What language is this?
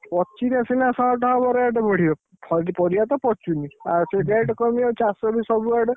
Odia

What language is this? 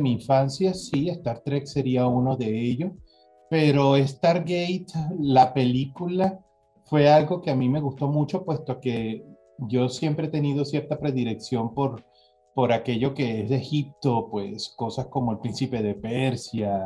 Spanish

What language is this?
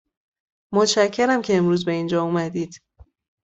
Persian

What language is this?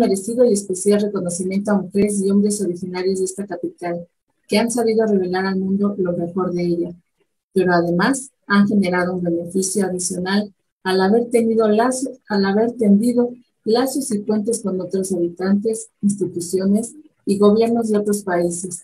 Spanish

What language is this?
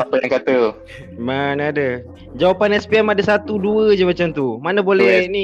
Malay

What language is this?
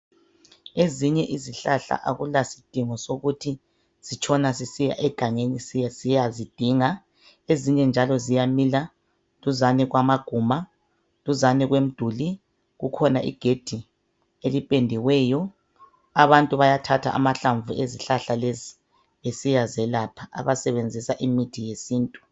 North Ndebele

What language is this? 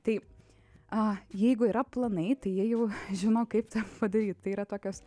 Lithuanian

